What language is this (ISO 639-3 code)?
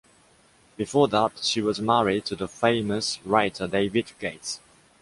eng